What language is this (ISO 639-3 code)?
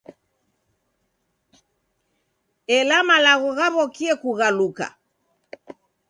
dav